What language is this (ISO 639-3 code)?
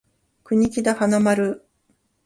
jpn